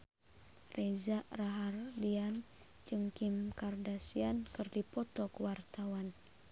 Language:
Sundanese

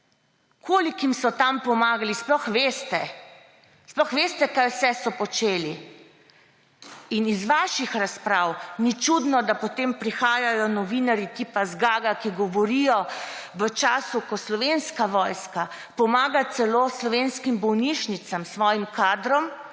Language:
Slovenian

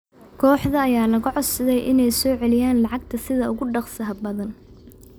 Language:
Somali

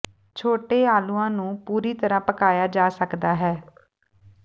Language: Punjabi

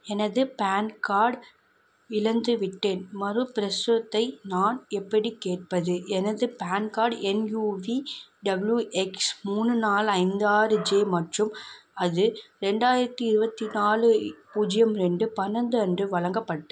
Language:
Tamil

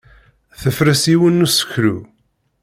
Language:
Kabyle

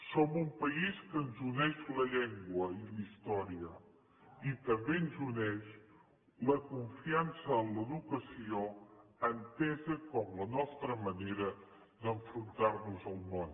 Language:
Catalan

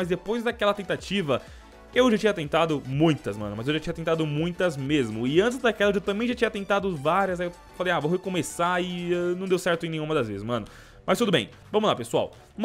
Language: Portuguese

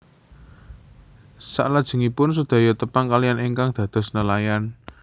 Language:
Javanese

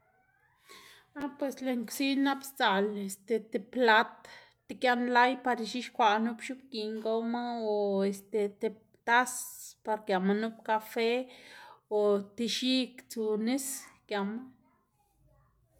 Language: Xanaguía Zapotec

